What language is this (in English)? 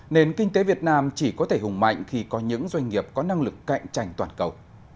Vietnamese